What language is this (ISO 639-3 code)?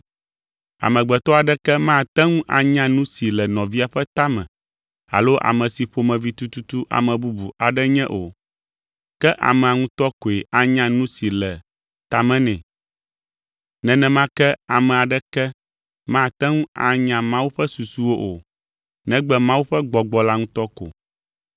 ewe